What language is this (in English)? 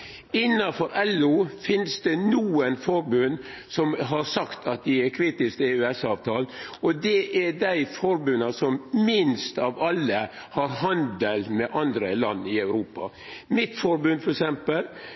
Norwegian Nynorsk